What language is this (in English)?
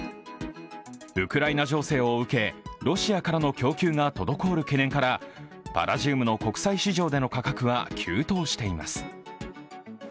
Japanese